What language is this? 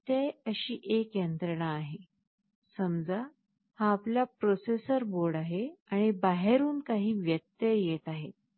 Marathi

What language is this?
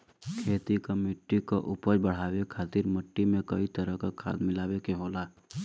Bhojpuri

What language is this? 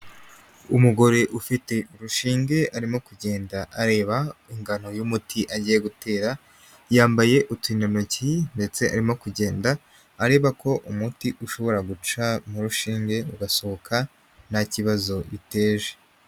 Kinyarwanda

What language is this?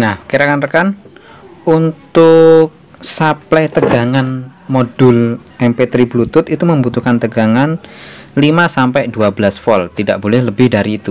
Indonesian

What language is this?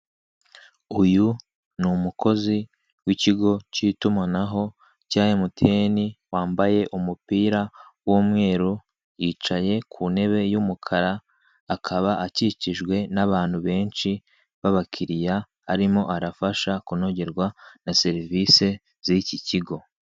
Kinyarwanda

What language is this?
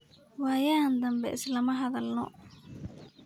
Somali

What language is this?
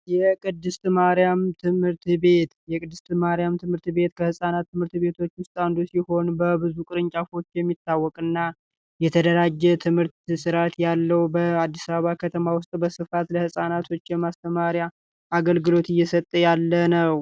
Amharic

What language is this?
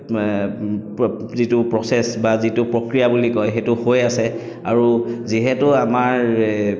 Assamese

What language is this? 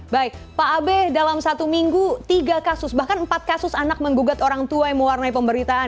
Indonesian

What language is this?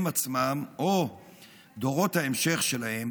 Hebrew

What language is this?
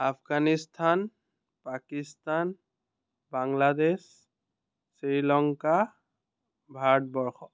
Assamese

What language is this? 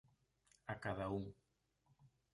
Galician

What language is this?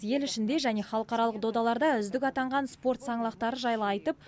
Kazakh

